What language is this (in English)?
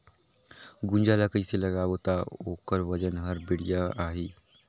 Chhattisgarhi